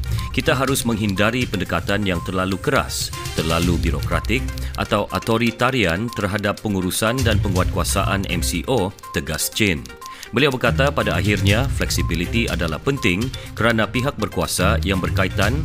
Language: Malay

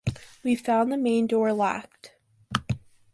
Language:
English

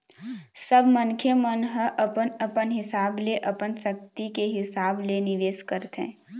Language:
Chhattisgarhi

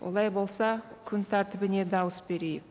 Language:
Kazakh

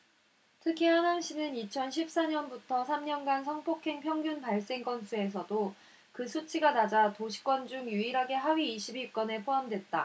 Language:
Korean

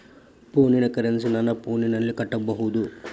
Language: Kannada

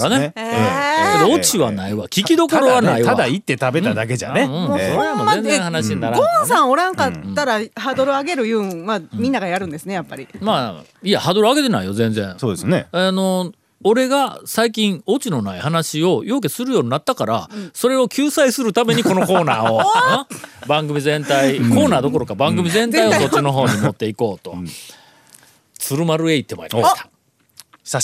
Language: Japanese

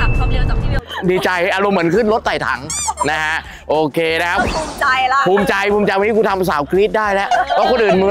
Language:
Thai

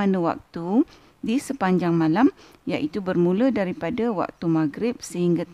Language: Malay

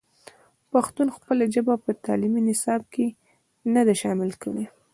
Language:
Pashto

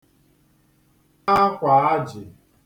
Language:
Igbo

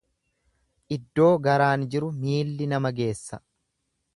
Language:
Oromo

